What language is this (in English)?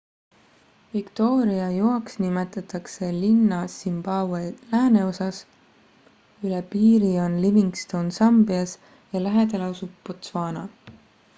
Estonian